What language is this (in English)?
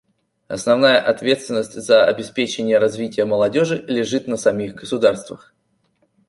Russian